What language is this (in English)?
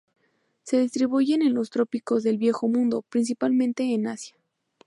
Spanish